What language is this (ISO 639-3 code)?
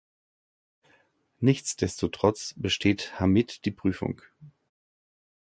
deu